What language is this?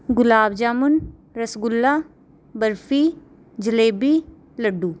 Punjabi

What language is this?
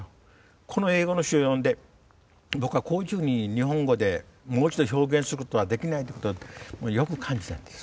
Japanese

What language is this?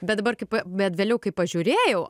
Lithuanian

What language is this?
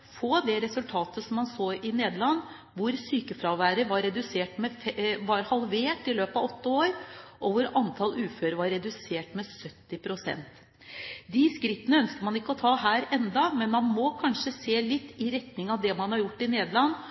Norwegian Bokmål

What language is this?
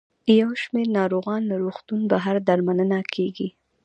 Pashto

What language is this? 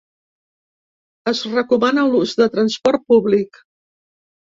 Catalan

